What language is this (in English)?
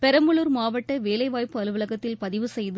Tamil